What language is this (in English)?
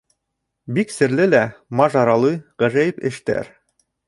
Bashkir